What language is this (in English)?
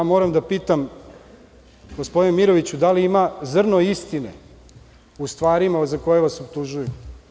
Serbian